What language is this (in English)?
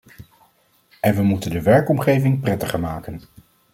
Dutch